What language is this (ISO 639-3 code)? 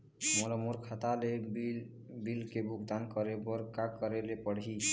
hne